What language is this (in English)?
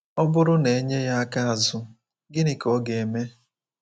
Igbo